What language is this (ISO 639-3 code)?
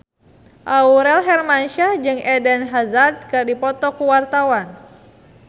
sun